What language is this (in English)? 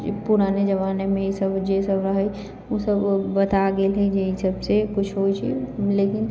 Maithili